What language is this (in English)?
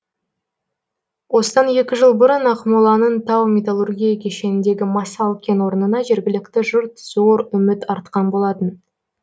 Kazakh